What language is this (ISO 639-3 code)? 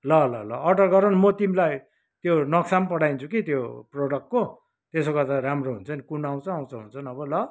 nep